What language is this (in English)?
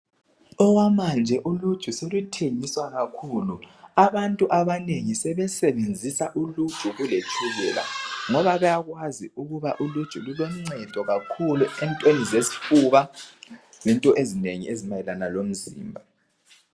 North Ndebele